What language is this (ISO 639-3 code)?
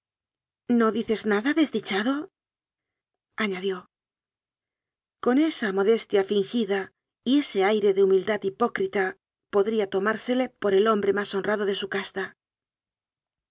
spa